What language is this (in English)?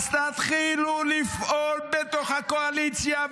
Hebrew